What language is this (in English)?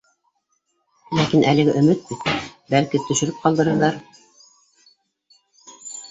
Bashkir